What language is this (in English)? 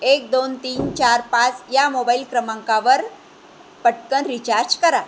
Marathi